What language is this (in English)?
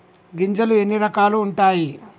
Telugu